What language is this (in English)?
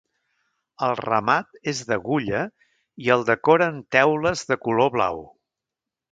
Catalan